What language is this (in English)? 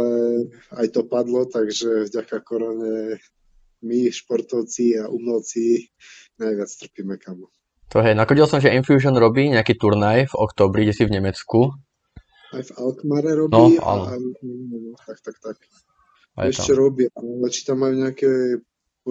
Slovak